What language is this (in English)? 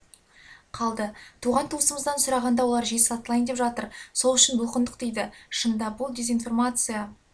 Kazakh